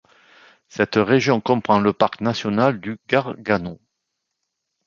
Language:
French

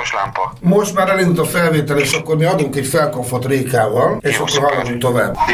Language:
Hungarian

